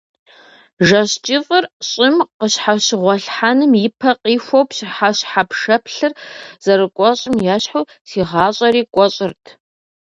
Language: Kabardian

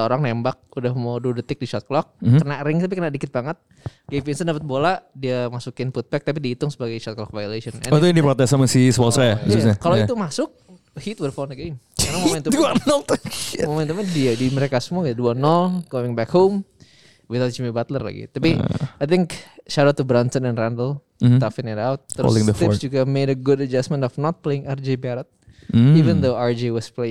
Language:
Indonesian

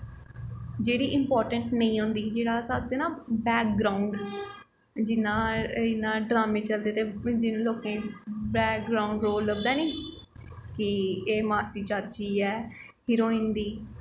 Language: Dogri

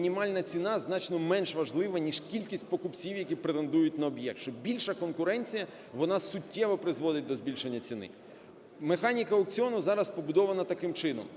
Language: Ukrainian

